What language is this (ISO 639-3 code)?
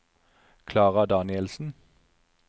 nor